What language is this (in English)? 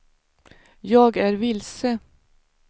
Swedish